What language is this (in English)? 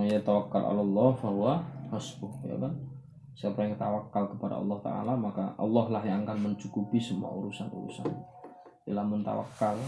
Malay